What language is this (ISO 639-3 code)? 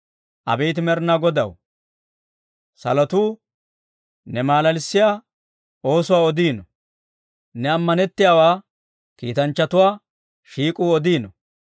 dwr